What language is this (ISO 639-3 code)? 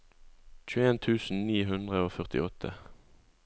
nor